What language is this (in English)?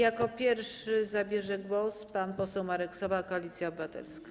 Polish